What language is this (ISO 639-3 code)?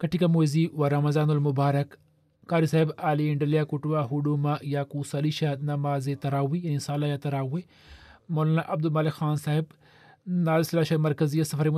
swa